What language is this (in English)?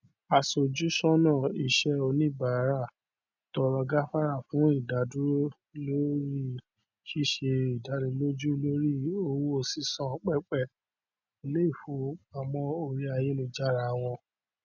Yoruba